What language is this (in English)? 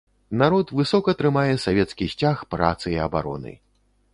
Belarusian